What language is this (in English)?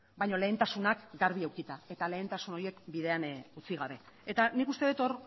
Basque